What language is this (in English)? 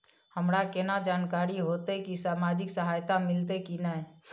Maithili